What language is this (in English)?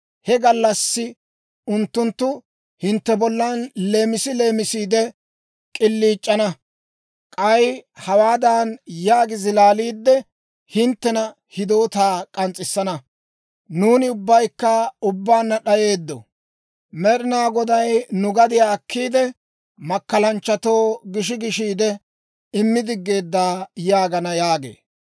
Dawro